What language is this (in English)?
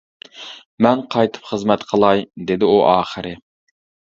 Uyghur